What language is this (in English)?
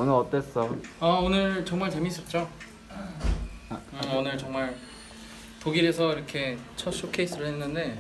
Korean